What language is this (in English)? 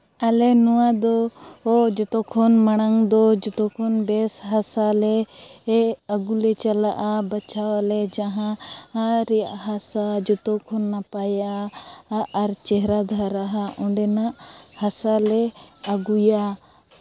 Santali